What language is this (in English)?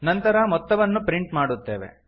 Kannada